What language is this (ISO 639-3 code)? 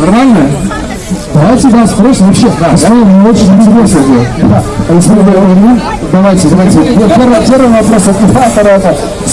rus